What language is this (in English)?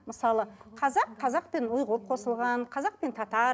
Kazakh